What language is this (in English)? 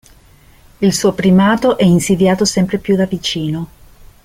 Italian